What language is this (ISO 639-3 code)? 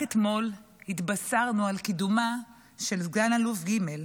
heb